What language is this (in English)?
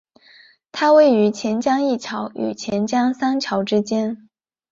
Chinese